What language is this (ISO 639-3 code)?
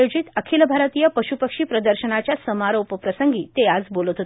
mar